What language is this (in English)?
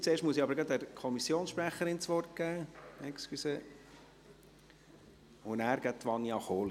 Swiss German